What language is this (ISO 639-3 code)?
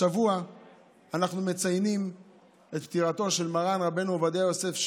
heb